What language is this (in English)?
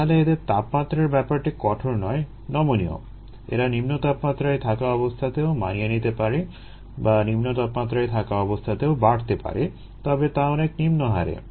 Bangla